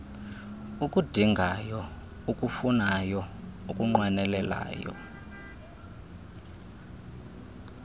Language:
Xhosa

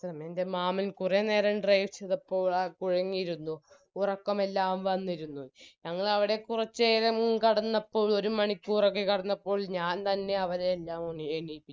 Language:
Malayalam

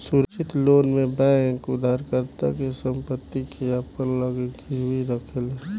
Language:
Bhojpuri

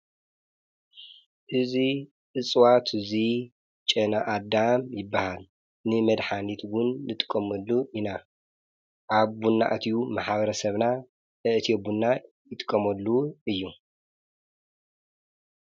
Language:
Tigrinya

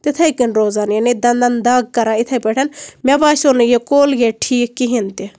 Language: Kashmiri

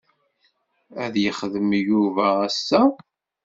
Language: Kabyle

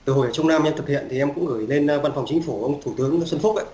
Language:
Vietnamese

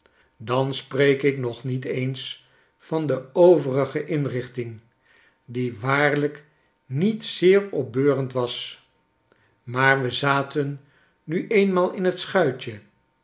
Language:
Dutch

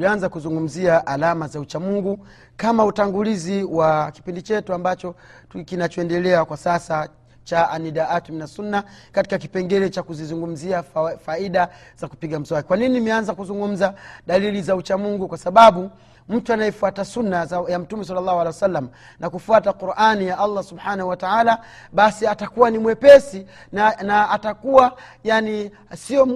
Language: Swahili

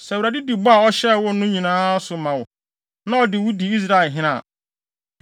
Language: Akan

